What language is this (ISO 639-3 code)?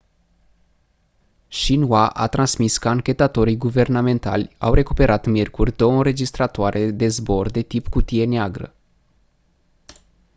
ron